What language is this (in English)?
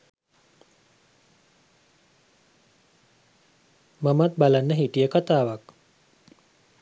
Sinhala